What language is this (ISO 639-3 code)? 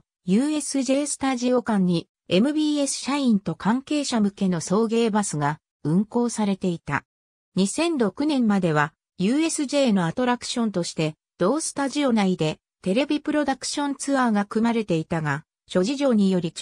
jpn